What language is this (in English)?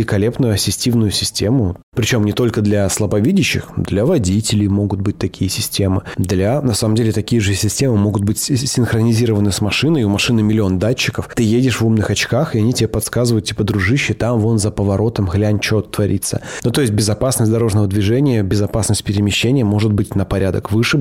Russian